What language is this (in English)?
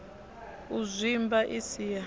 Venda